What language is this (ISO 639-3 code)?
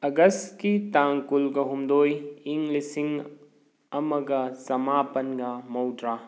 mni